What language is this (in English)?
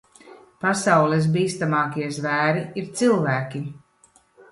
Latvian